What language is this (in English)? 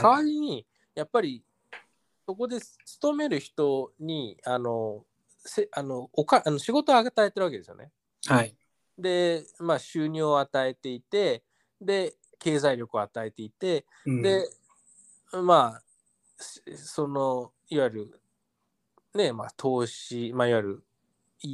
Japanese